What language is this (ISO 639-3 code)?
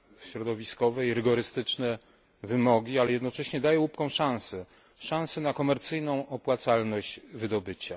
pol